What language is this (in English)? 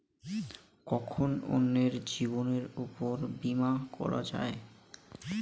Bangla